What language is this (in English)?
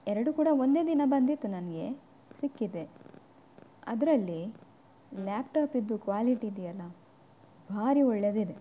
Kannada